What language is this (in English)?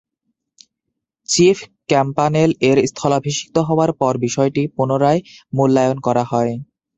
Bangla